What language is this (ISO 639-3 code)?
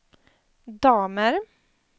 swe